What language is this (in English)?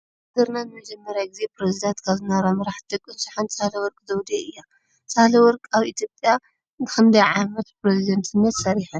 Tigrinya